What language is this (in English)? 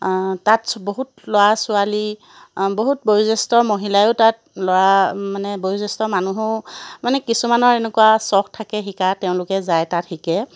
Assamese